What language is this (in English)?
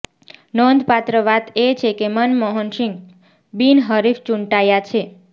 Gujarati